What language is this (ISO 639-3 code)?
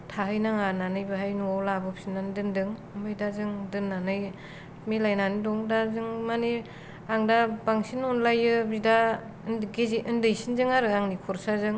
brx